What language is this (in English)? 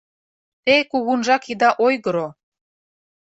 Mari